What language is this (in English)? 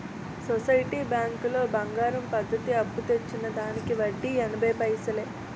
Telugu